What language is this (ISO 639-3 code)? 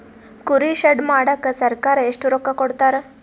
kan